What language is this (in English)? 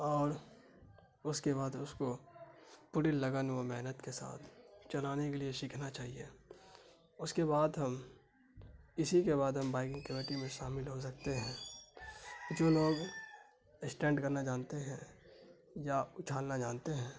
Urdu